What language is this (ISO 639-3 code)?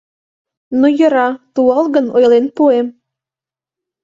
chm